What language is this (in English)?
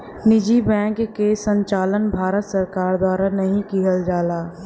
Bhojpuri